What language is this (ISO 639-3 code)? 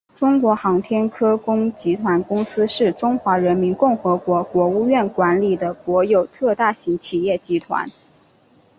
zho